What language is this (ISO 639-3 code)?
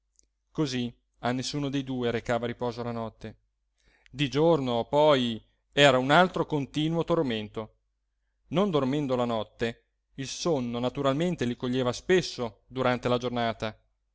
ita